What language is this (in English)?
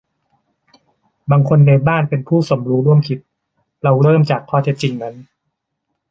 Thai